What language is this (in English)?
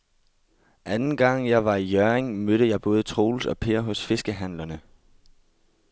Danish